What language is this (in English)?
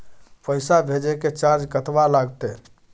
Maithili